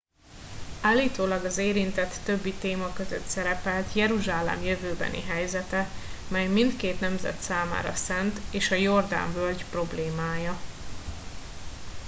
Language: Hungarian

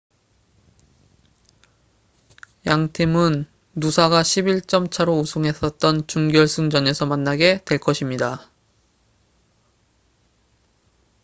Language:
Korean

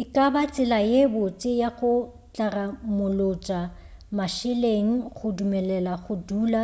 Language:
Northern Sotho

